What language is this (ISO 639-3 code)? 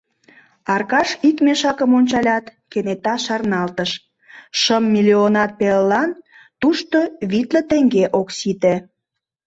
chm